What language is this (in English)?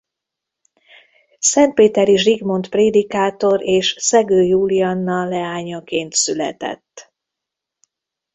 Hungarian